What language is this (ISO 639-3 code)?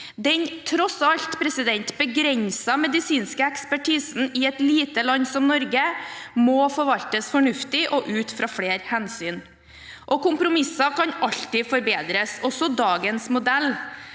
nor